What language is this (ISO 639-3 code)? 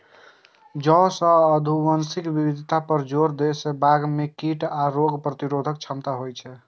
mai